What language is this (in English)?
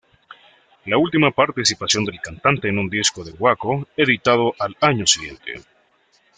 Spanish